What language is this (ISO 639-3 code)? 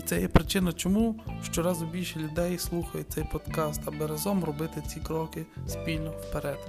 ukr